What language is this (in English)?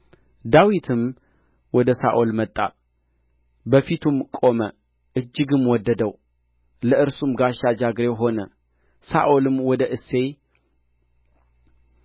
Amharic